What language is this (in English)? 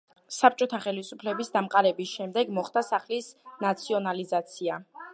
Georgian